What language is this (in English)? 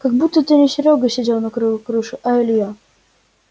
Russian